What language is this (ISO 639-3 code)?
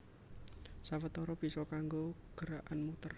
jav